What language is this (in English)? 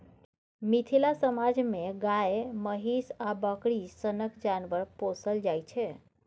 Maithili